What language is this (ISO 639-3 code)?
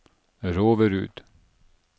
nor